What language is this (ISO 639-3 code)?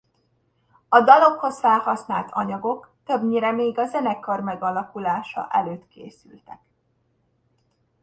hun